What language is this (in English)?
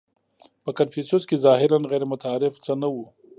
Pashto